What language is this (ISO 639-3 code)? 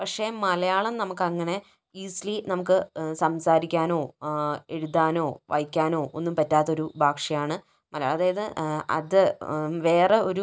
mal